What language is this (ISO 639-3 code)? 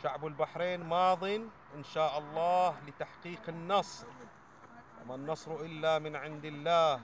ara